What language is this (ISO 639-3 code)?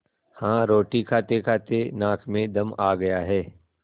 hin